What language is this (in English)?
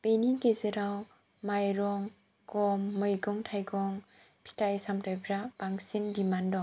Bodo